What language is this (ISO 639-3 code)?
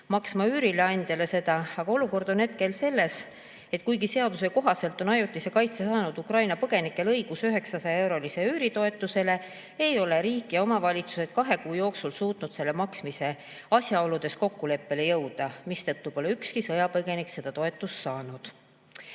est